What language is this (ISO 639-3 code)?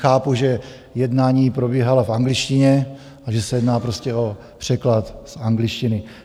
ces